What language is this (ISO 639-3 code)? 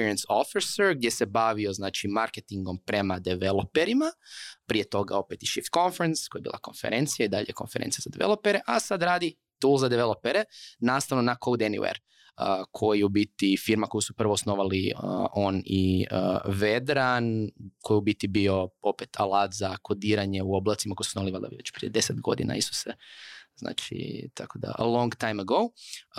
hrv